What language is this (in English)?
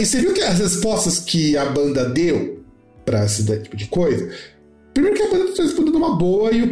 Portuguese